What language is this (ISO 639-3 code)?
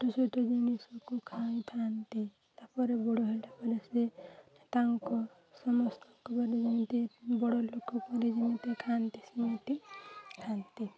ori